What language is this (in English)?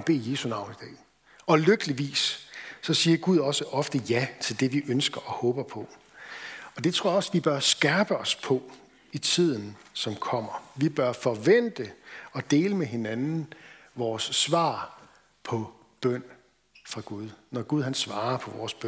Danish